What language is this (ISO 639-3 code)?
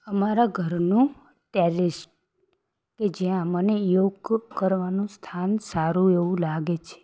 guj